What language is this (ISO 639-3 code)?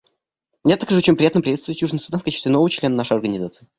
rus